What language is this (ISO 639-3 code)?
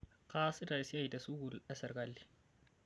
mas